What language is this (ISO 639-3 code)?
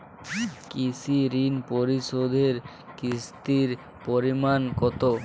ben